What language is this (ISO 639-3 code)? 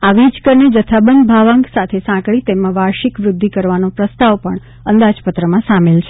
guj